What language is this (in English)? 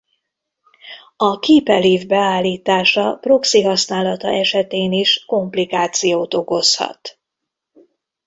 Hungarian